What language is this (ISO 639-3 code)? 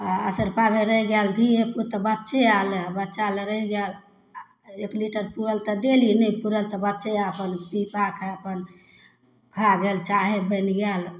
mai